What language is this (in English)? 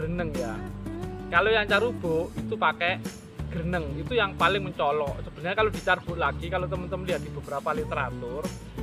Indonesian